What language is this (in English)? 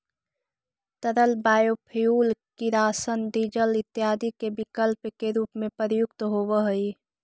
Magahi